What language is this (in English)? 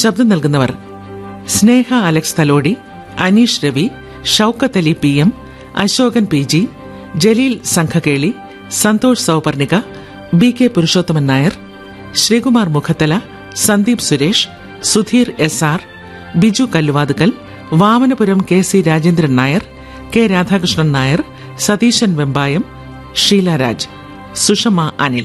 Malayalam